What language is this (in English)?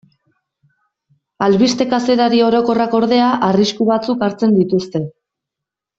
Basque